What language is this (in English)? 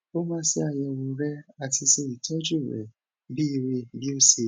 Yoruba